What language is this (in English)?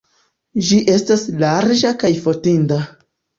Esperanto